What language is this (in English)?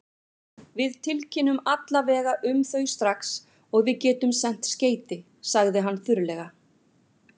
Icelandic